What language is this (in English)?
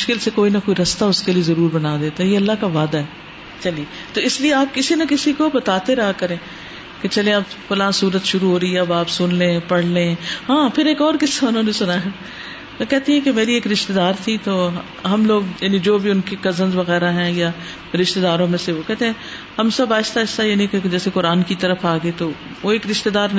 Urdu